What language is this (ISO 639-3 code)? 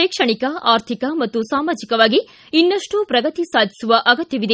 kan